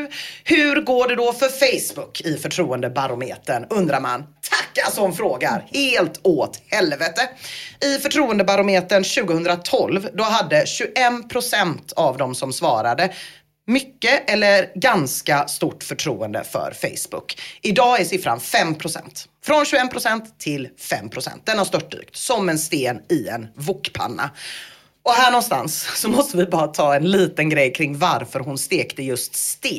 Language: Swedish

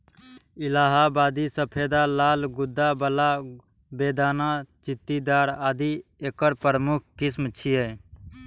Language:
Maithili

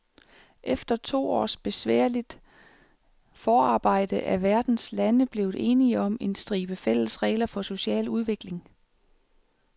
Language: Danish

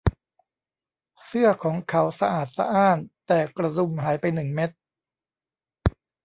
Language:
Thai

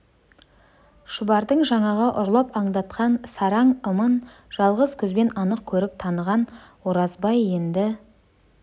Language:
Kazakh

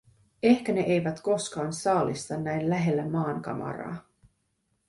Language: Finnish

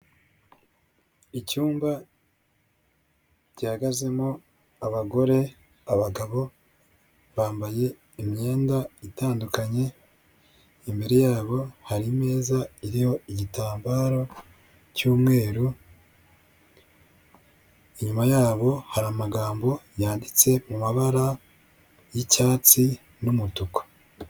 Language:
Kinyarwanda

